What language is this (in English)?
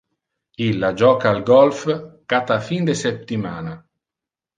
Interlingua